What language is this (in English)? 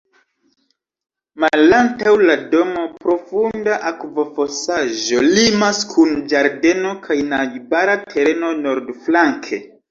Esperanto